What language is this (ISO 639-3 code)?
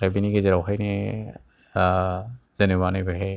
brx